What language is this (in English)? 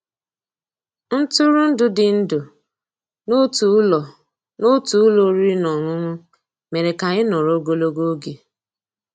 Igbo